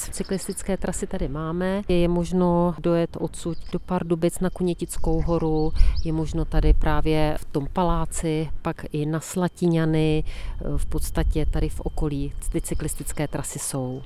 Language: Czech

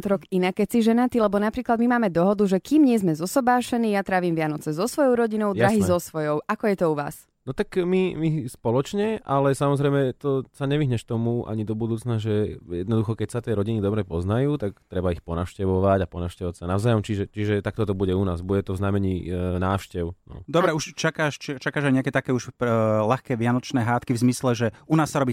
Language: Slovak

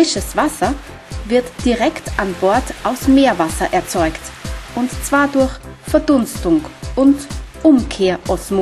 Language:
German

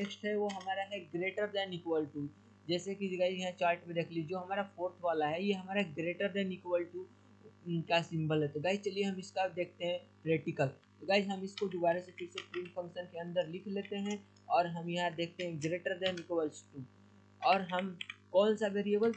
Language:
Hindi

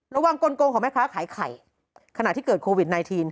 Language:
Thai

